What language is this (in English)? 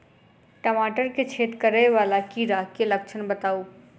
Maithili